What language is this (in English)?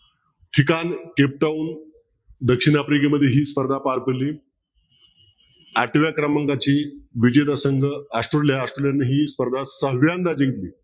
Marathi